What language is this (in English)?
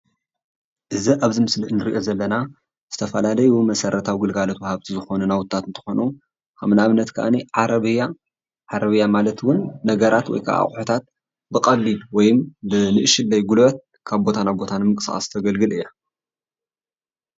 Tigrinya